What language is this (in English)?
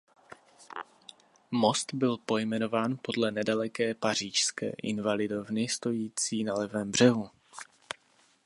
Czech